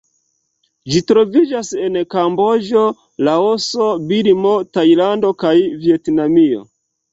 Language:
Esperanto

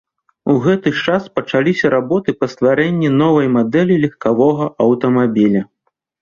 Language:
Belarusian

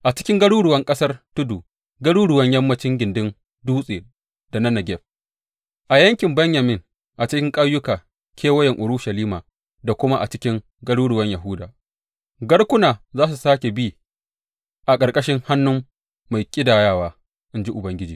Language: Hausa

